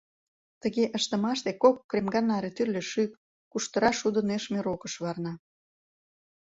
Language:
Mari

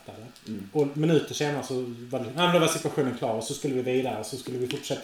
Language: Swedish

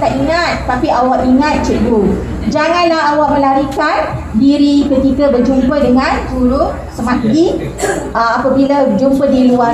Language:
Malay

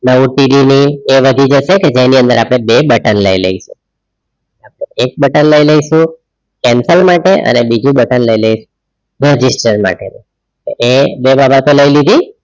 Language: Gujarati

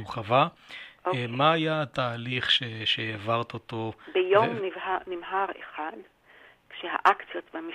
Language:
Hebrew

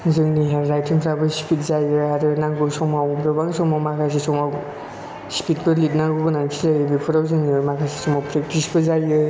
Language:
Bodo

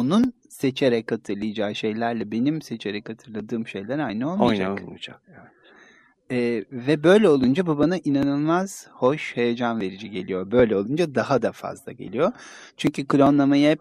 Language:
Turkish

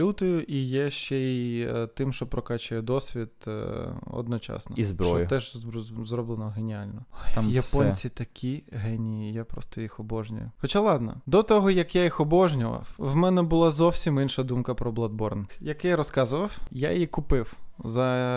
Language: Ukrainian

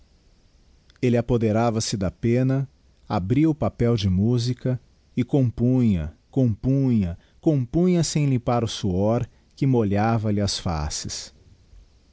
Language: Portuguese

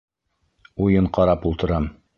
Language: Bashkir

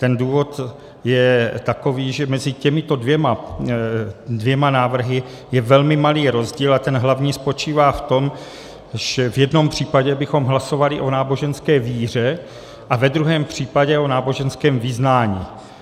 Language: Czech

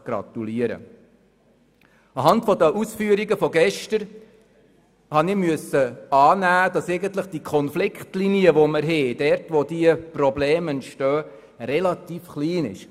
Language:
Swiss German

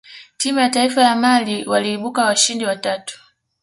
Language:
Swahili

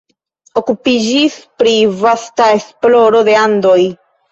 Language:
Esperanto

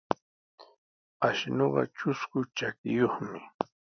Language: Sihuas Ancash Quechua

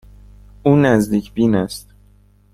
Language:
Persian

